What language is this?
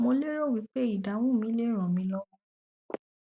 Yoruba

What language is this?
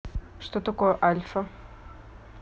Russian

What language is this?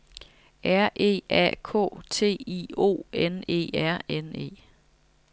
Danish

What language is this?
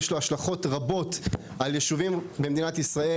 Hebrew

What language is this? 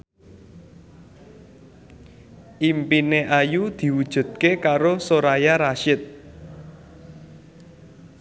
Javanese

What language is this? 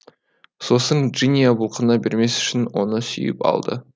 Kazakh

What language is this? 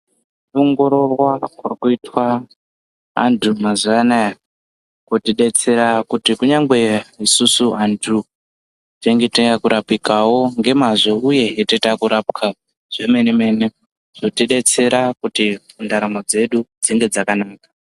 Ndau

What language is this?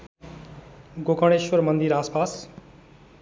Nepali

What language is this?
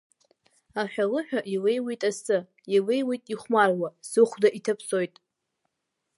Abkhazian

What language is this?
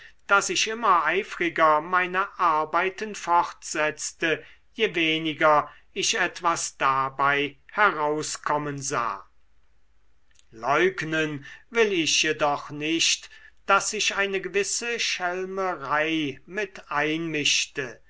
German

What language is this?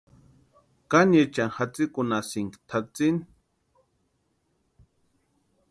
Western Highland Purepecha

